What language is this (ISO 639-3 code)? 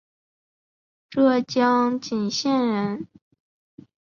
zho